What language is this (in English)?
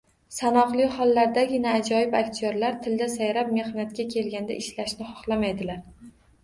Uzbek